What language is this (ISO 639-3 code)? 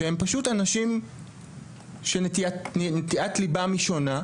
heb